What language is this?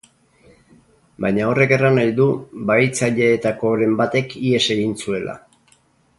Basque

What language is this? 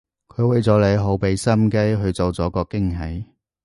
Cantonese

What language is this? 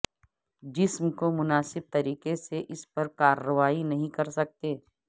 Urdu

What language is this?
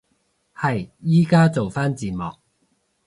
Cantonese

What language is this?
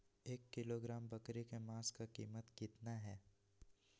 Magahi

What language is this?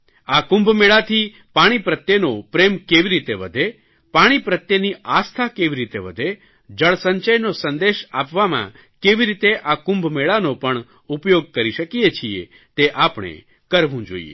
Gujarati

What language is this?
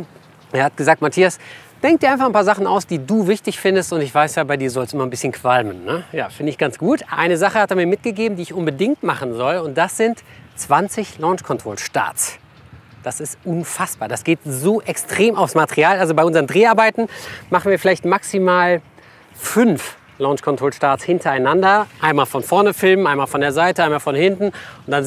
German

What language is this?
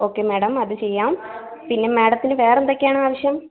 Malayalam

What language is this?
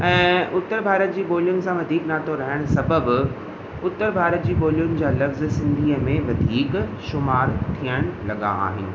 Sindhi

